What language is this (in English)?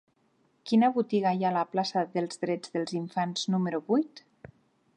Catalan